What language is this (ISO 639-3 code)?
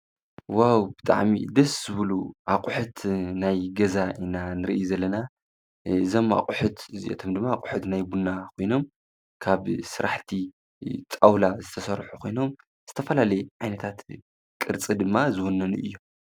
tir